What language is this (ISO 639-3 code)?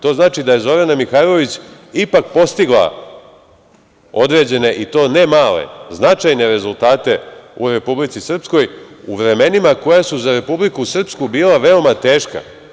srp